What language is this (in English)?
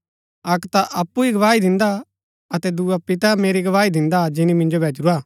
Gaddi